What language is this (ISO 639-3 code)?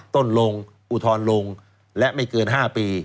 tha